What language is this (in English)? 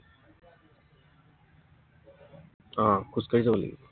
Assamese